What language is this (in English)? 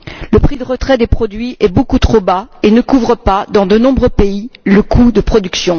French